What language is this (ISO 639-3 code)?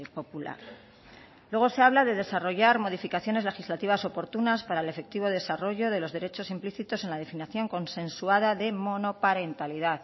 spa